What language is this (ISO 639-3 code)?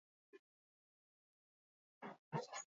eus